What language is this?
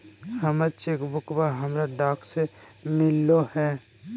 Magahi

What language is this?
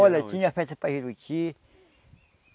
Portuguese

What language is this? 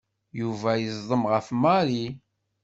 Kabyle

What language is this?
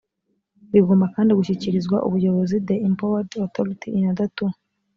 Kinyarwanda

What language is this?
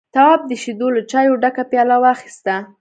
Pashto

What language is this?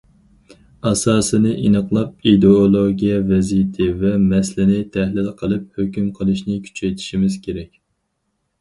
Uyghur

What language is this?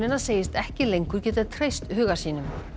Icelandic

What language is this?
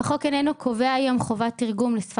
Hebrew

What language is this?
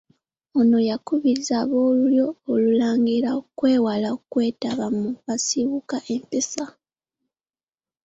Ganda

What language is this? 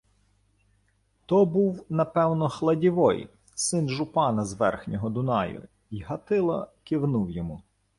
Ukrainian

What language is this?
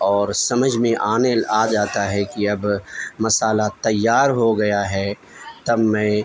Urdu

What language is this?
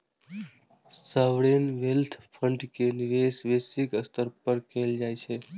Maithili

